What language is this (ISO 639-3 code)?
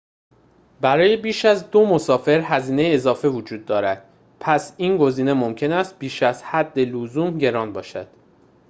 fas